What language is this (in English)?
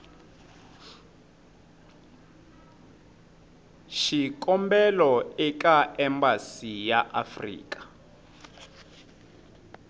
Tsonga